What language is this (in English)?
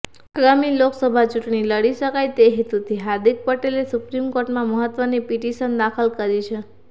Gujarati